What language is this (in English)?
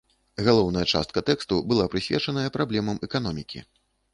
Belarusian